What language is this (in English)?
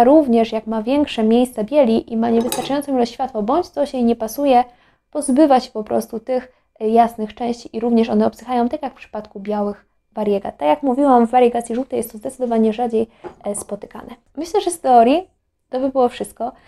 Polish